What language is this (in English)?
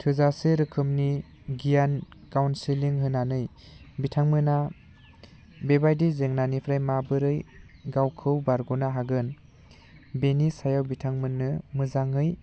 Bodo